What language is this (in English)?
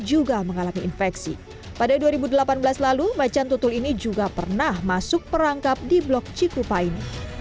Indonesian